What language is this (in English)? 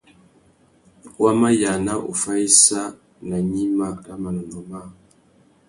Tuki